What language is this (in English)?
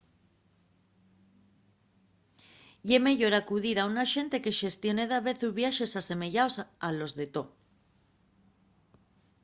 Asturian